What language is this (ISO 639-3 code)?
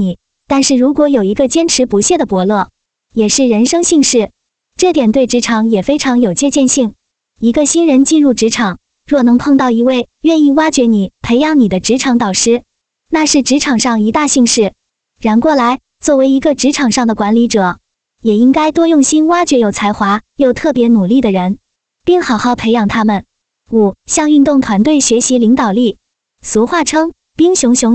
zho